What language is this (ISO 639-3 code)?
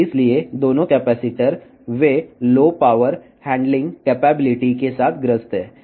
tel